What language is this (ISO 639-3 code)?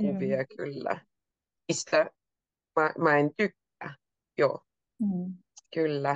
fin